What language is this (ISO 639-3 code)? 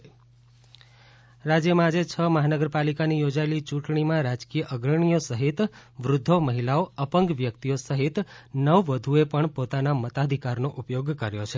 guj